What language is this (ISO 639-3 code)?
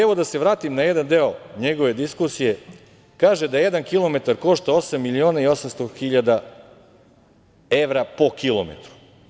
srp